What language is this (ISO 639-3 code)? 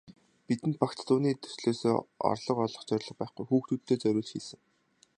mon